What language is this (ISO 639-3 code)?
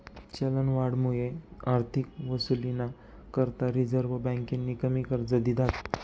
mar